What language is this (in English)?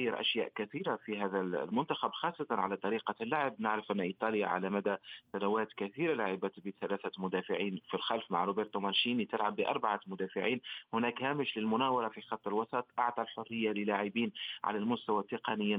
Arabic